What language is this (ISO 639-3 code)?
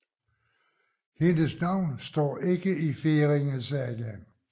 dan